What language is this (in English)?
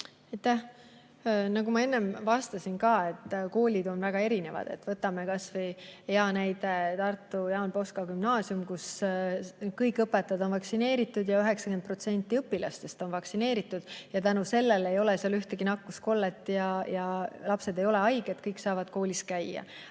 Estonian